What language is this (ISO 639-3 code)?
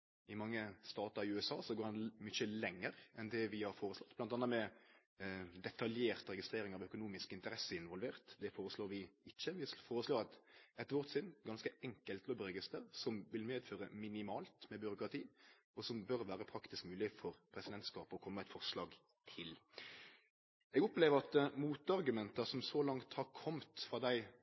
nno